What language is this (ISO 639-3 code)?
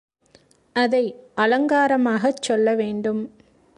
tam